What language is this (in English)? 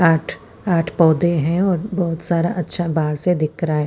Hindi